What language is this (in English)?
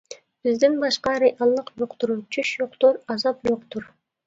Uyghur